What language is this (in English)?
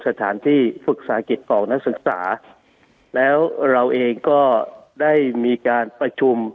Thai